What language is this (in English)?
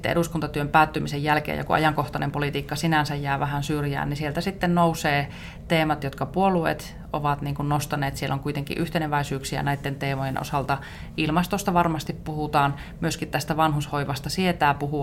Finnish